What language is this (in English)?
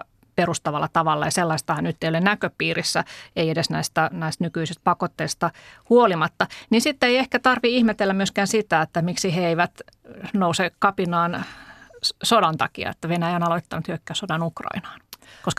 Finnish